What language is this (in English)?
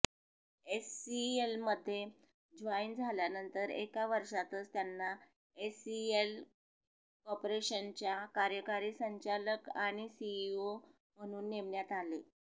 Marathi